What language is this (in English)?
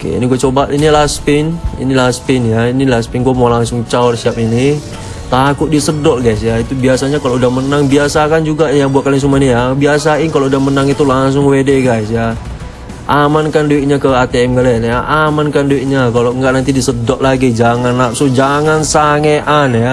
Indonesian